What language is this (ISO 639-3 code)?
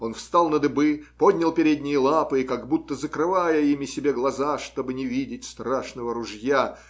rus